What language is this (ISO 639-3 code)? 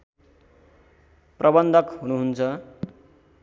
nep